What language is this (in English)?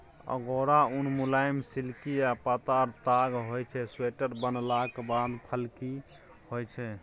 Maithili